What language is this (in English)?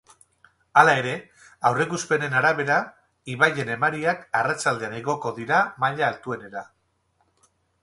Basque